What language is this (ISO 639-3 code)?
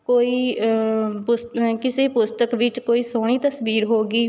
pan